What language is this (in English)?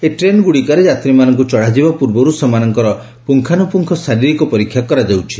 Odia